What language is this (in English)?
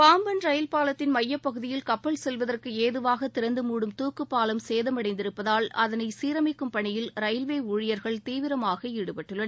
Tamil